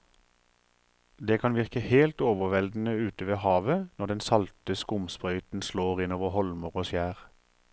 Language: Norwegian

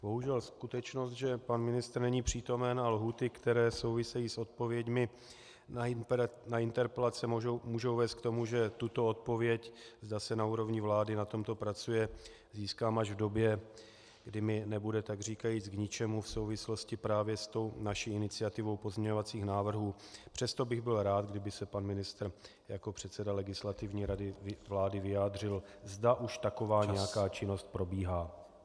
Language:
Czech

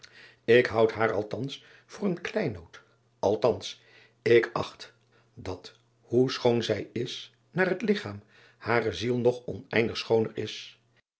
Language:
Dutch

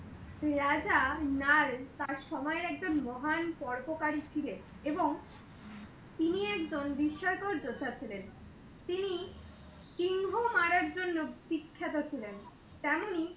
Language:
Bangla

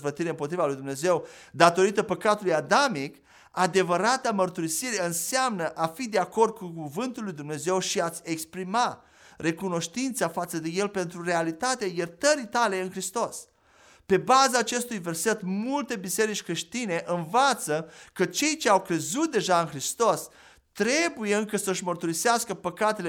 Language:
Romanian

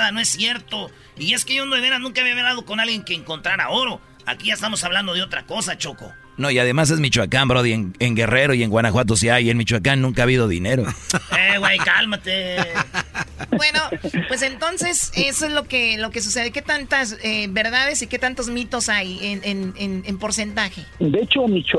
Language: Spanish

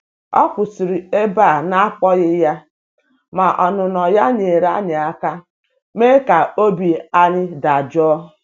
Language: Igbo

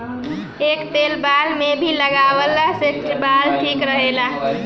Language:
Bhojpuri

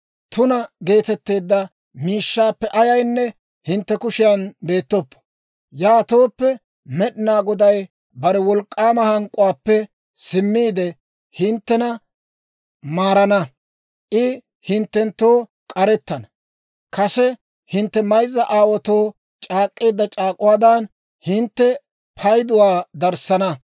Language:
Dawro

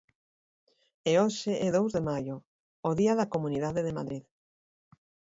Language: Galician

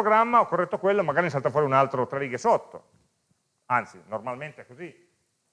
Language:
Italian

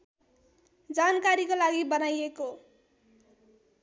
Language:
Nepali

